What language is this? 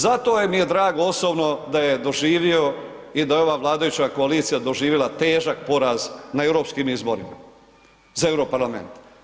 Croatian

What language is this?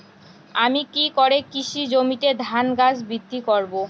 Bangla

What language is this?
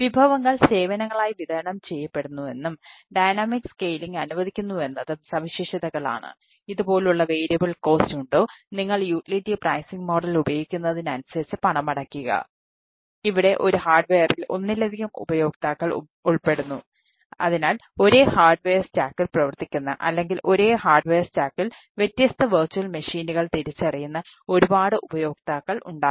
Malayalam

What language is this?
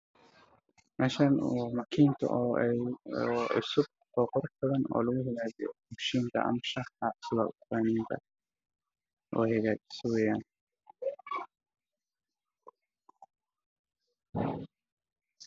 Somali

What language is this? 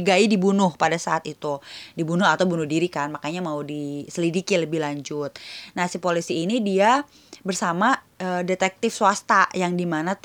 Indonesian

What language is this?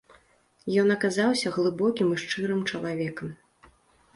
Belarusian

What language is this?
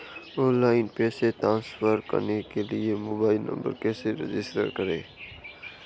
Hindi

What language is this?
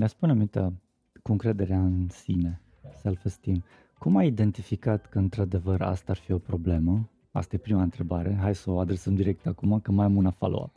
Romanian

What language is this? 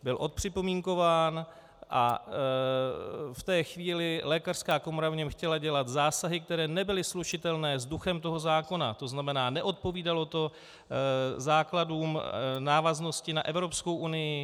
Czech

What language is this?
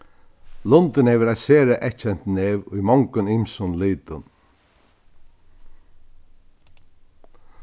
Faroese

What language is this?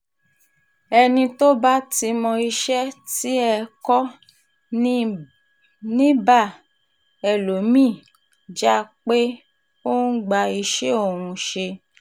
Yoruba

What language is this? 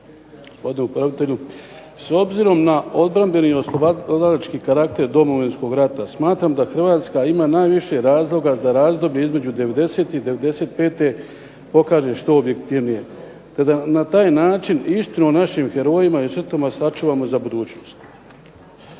Croatian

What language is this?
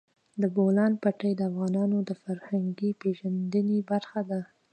Pashto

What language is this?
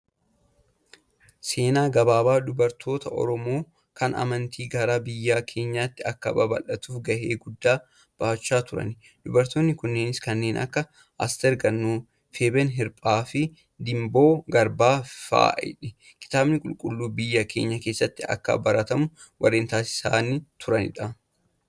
Oromo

